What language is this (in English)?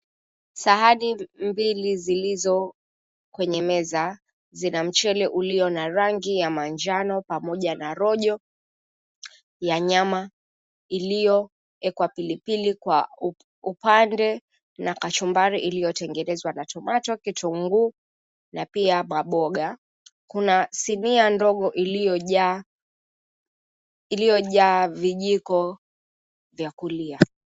Swahili